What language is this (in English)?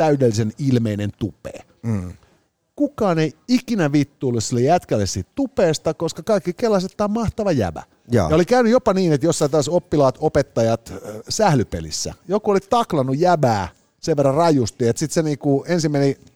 Finnish